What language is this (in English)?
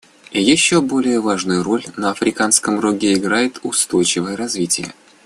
Russian